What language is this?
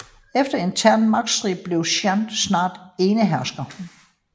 Danish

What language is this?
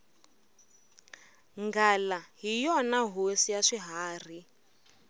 Tsonga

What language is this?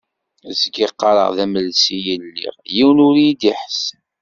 Kabyle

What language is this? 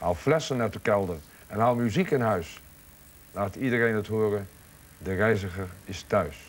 Dutch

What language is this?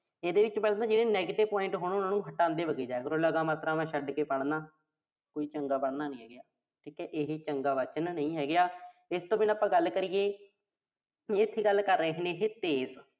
Punjabi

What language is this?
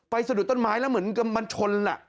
Thai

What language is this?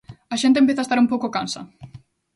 Galician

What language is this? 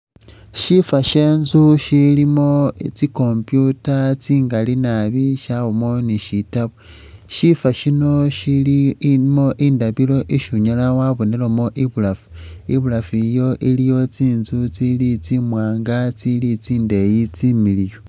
Masaaba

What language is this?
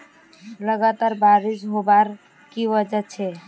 Magahi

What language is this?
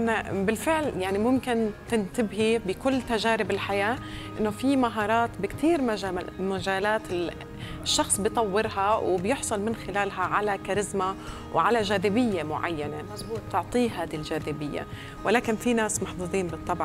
Arabic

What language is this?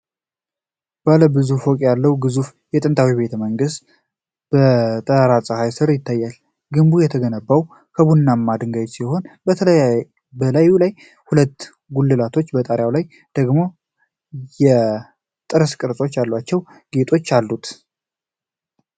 Amharic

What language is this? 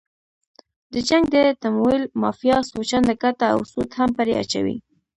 Pashto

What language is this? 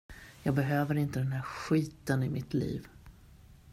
Swedish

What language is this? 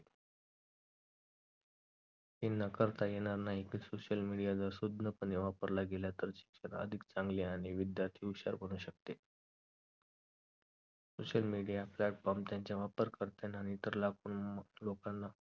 Marathi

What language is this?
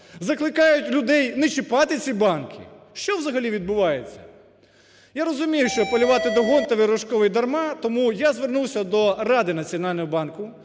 Ukrainian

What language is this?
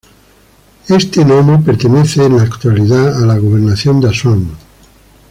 Spanish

